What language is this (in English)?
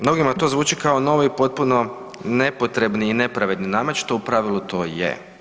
Croatian